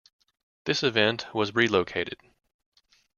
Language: English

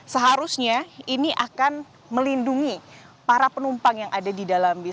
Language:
Indonesian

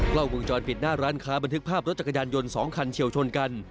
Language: Thai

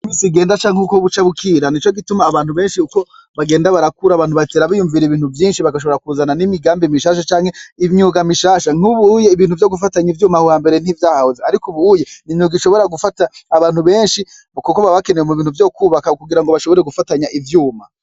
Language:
Rundi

